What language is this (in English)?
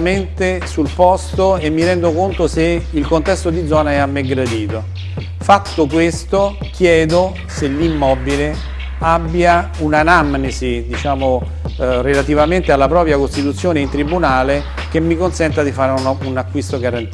Italian